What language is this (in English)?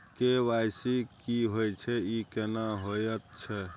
Maithili